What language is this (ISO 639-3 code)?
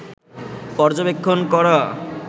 ben